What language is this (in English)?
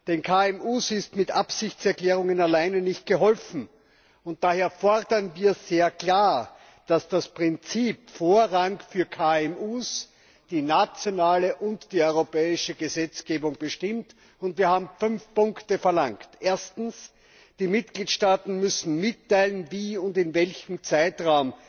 German